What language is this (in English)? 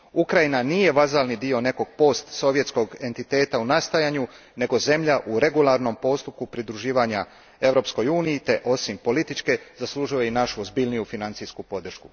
Croatian